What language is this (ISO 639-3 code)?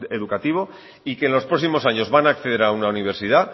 spa